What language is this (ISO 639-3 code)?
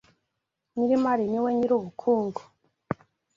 kin